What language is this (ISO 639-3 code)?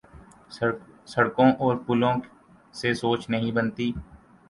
urd